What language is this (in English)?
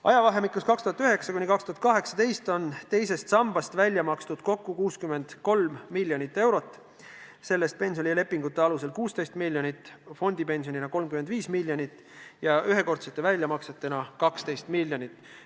Estonian